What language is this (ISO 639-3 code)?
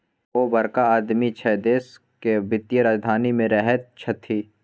mai